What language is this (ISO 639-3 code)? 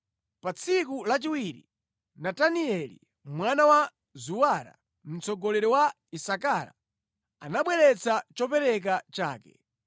nya